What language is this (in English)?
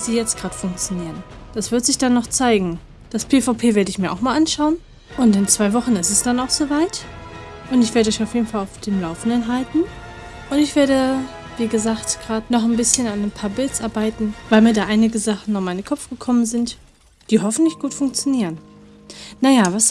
German